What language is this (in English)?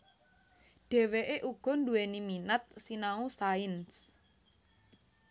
Javanese